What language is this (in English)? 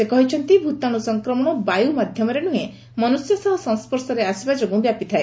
Odia